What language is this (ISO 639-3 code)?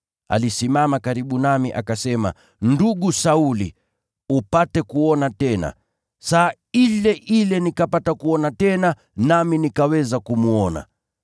swa